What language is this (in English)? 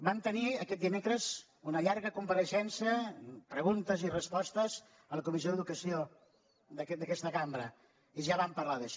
Catalan